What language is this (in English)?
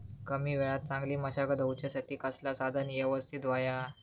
Marathi